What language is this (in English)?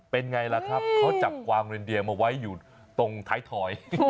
Thai